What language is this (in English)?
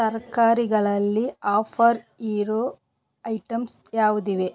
Kannada